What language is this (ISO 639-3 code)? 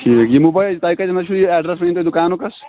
kas